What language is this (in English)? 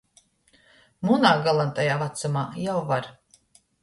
Latgalian